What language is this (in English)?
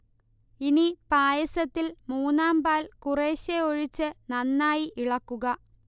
Malayalam